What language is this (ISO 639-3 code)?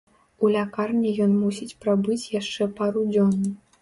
bel